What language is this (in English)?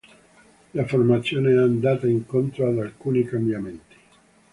Italian